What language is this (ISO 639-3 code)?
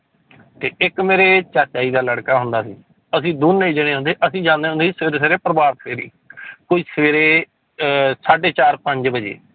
pan